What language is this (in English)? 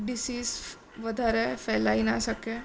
Gujarati